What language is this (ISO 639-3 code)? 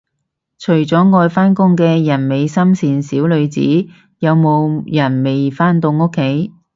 yue